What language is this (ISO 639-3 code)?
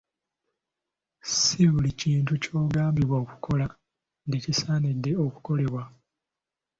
lug